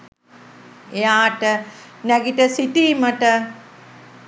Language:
Sinhala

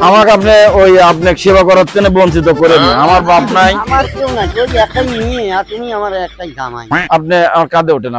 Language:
Bangla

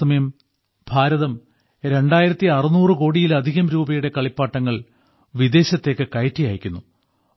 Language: Malayalam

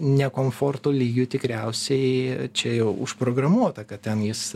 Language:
Lithuanian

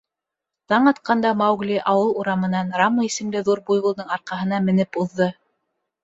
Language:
Bashkir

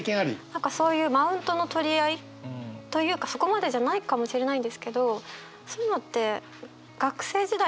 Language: Japanese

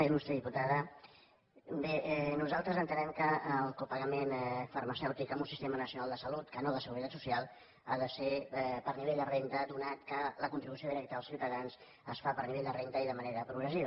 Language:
Catalan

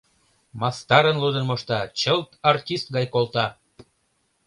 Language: Mari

